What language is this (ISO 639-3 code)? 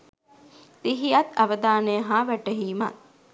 sin